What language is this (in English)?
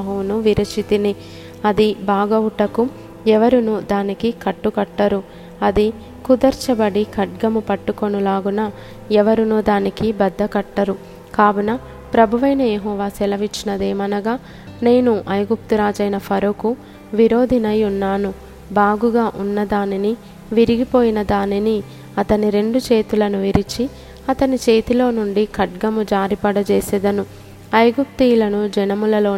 Telugu